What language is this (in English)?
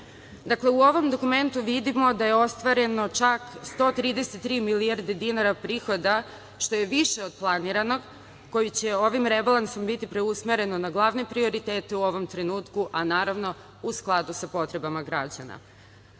Serbian